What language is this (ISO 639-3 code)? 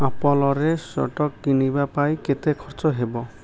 ori